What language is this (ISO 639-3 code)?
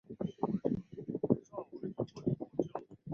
zho